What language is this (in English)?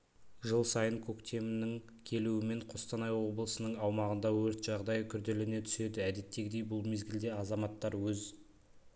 Kazakh